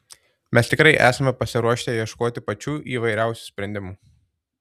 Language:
Lithuanian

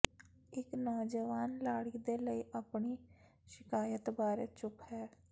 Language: Punjabi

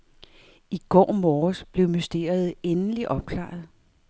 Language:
Danish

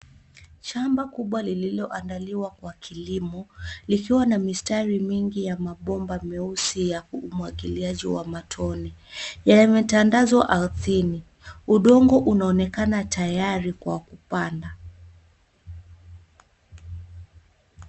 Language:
Swahili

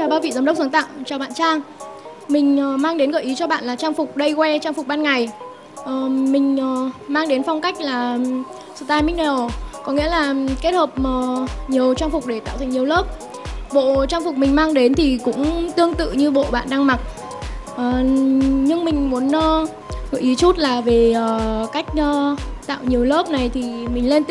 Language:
Vietnamese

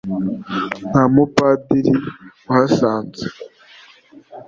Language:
Kinyarwanda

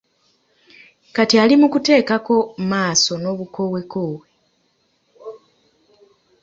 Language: Ganda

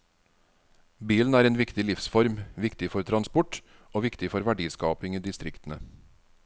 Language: Norwegian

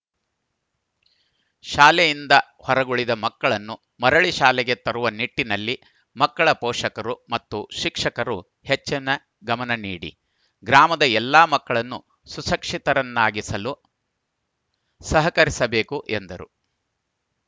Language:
Kannada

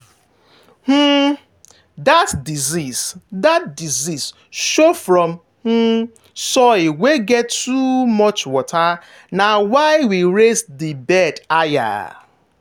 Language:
Nigerian Pidgin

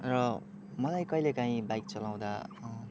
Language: Nepali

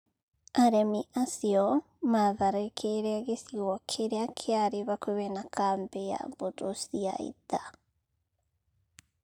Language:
Kikuyu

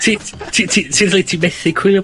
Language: Welsh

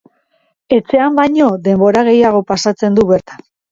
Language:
Basque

